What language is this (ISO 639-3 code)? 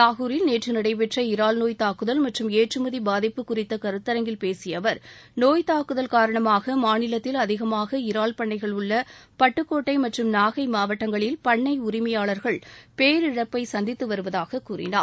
tam